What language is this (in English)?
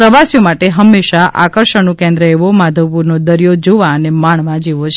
Gujarati